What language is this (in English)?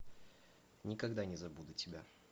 Russian